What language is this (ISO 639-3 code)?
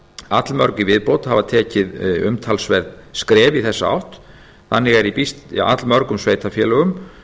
isl